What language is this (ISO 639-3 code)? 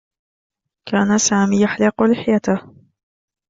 ara